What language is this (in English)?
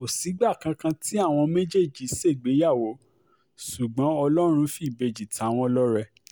Yoruba